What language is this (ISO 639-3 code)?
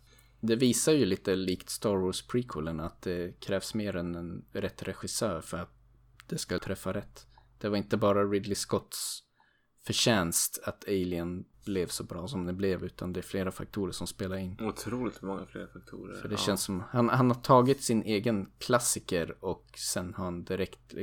swe